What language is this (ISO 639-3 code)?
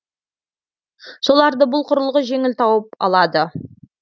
kaz